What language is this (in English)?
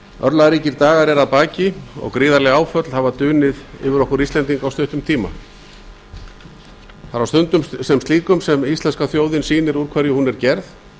Icelandic